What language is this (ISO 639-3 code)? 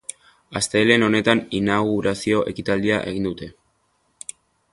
eus